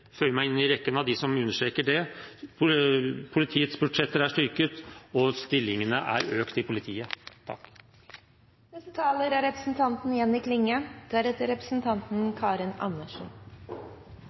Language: Norwegian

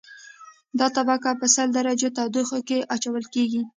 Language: Pashto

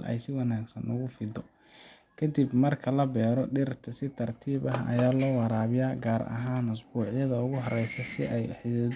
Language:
Somali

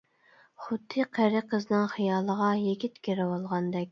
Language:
Uyghur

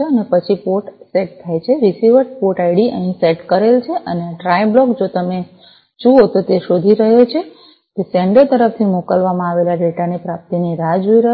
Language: Gujarati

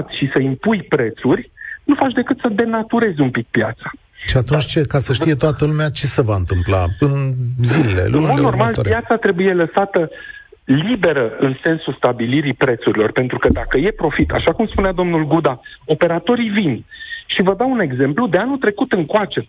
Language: Romanian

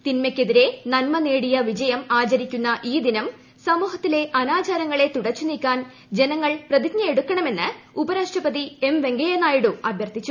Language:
Malayalam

